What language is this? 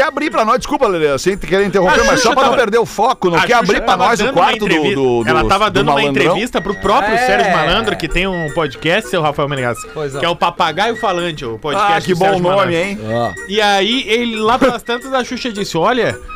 Portuguese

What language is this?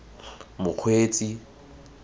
Tswana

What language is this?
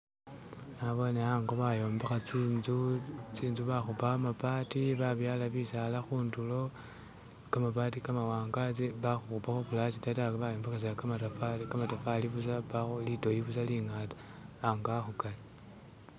Masaaba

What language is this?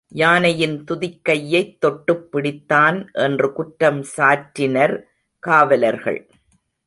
Tamil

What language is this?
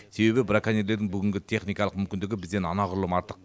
Kazakh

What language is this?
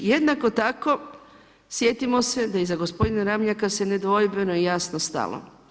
Croatian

